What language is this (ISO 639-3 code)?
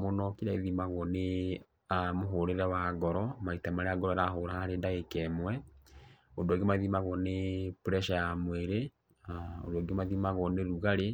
kik